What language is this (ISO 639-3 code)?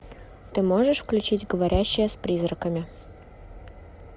rus